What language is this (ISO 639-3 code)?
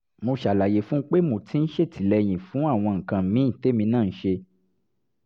yor